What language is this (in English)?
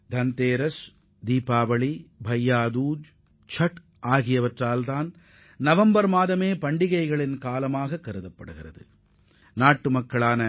Tamil